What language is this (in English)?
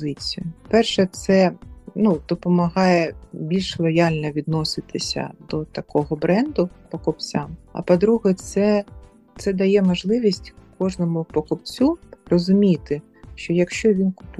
Ukrainian